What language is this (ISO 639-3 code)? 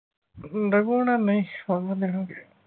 pan